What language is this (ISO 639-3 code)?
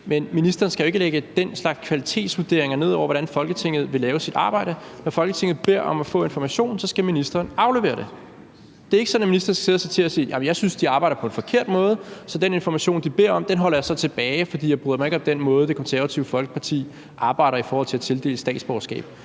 dan